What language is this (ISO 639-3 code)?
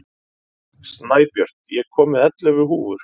isl